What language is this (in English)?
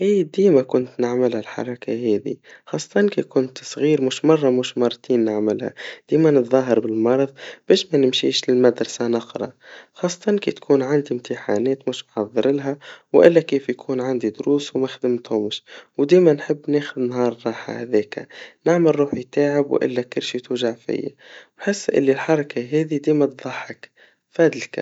Tunisian Arabic